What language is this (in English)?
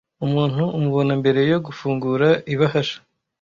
Kinyarwanda